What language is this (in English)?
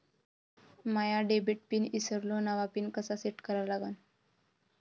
Marathi